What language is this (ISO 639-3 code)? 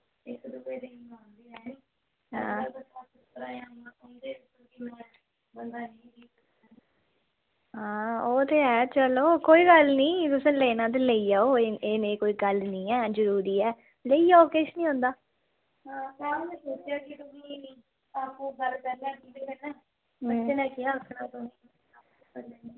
doi